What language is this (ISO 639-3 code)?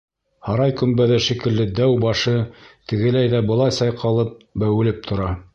bak